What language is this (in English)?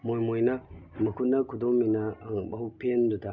Manipuri